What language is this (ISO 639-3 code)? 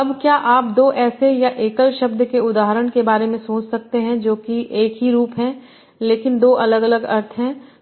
hin